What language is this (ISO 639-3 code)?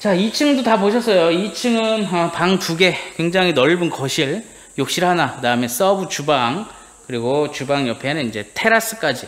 kor